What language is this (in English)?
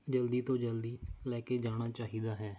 Punjabi